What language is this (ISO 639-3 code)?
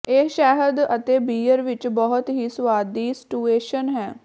pan